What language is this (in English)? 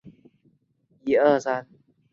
Chinese